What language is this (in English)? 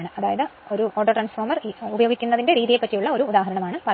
Malayalam